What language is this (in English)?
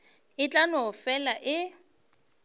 Northern Sotho